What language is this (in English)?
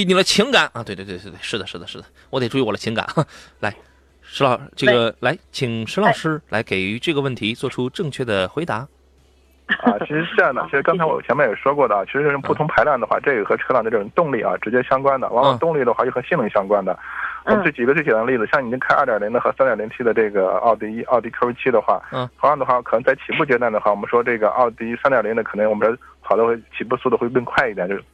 Chinese